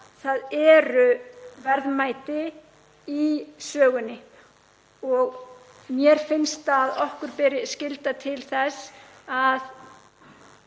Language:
Icelandic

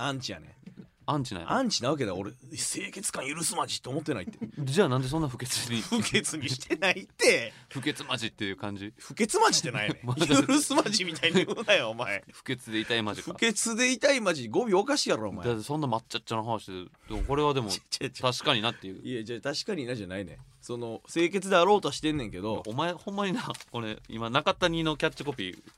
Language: Japanese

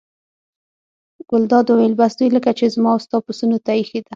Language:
Pashto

